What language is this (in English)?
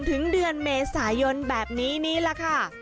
Thai